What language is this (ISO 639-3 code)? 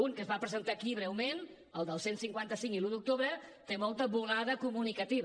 cat